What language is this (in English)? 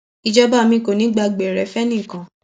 Yoruba